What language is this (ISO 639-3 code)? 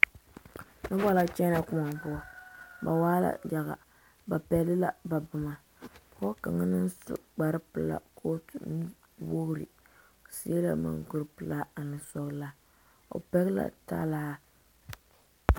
dga